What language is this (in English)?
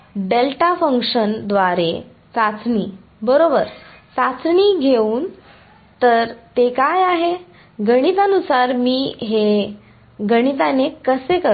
Marathi